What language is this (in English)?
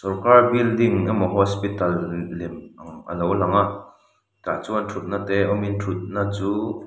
Mizo